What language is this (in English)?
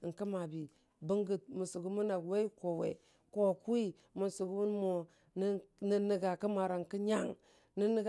Dijim-Bwilim